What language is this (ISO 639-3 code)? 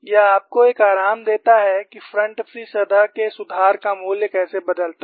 hin